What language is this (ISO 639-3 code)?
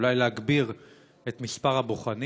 heb